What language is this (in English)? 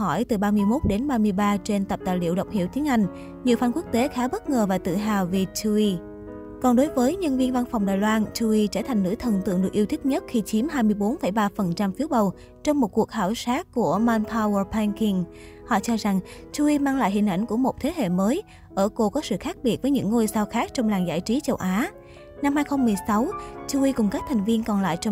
Vietnamese